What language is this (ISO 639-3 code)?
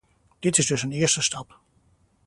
nld